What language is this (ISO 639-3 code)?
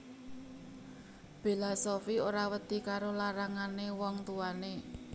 jav